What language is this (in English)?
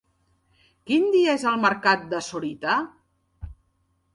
Catalan